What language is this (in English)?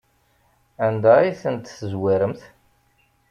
Kabyle